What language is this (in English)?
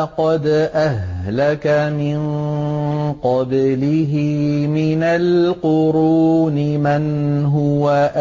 Arabic